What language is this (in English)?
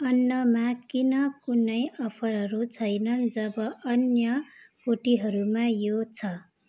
Nepali